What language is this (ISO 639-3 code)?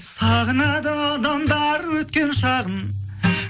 kaz